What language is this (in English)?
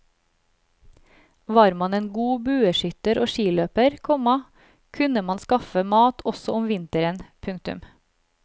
Norwegian